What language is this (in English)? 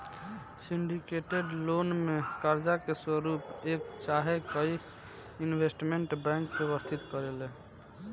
Bhojpuri